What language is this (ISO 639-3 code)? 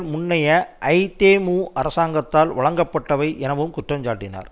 tam